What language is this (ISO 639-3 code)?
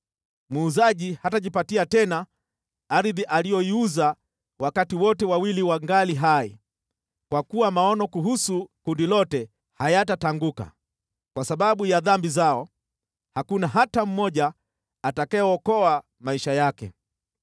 swa